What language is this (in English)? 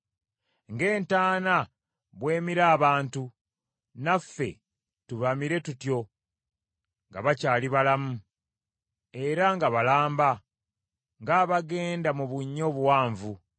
Ganda